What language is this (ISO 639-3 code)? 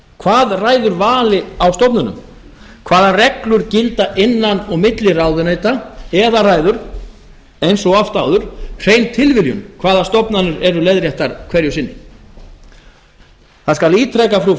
isl